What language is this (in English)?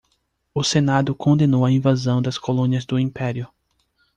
Portuguese